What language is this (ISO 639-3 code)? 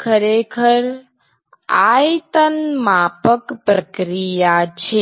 guj